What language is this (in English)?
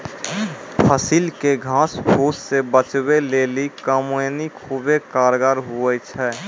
Maithili